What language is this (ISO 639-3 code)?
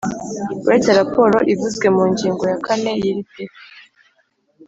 kin